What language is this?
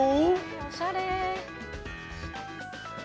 Japanese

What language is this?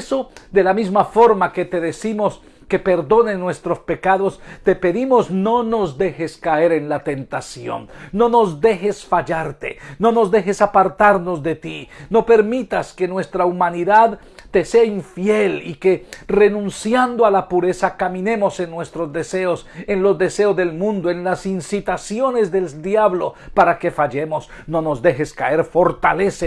Spanish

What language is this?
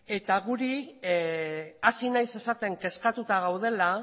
Basque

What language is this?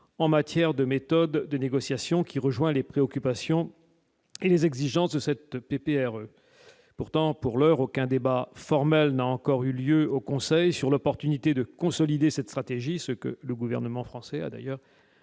French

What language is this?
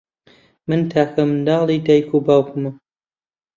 Central Kurdish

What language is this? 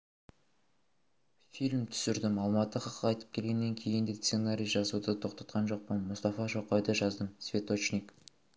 Kazakh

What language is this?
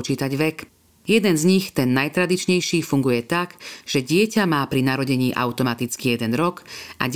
Slovak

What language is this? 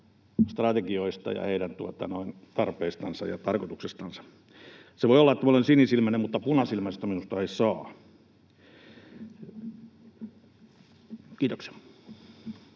Finnish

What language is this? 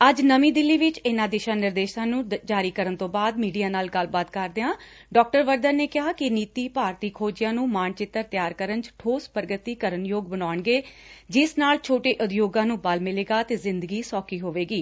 Punjabi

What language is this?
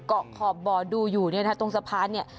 Thai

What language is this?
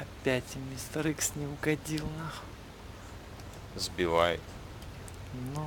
Russian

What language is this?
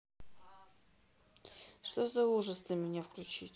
Russian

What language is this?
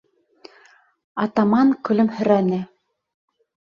Bashkir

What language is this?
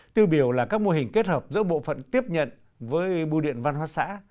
Vietnamese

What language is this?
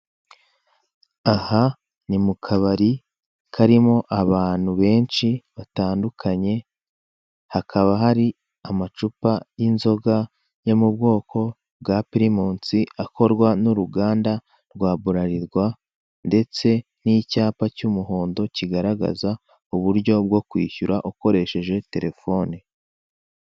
Kinyarwanda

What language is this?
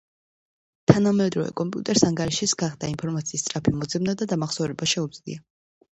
Georgian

